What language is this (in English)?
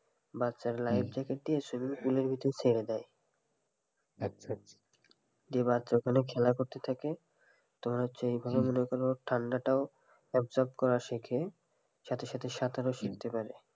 Bangla